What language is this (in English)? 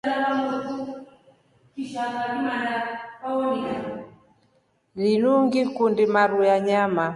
Rombo